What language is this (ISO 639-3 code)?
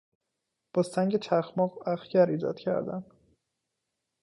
fas